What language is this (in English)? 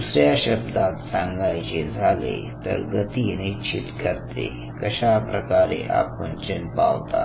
Marathi